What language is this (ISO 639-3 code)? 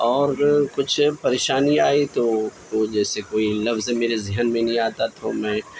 urd